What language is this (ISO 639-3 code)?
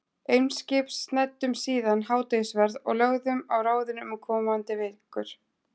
isl